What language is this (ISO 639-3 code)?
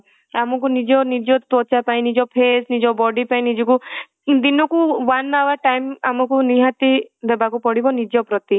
ori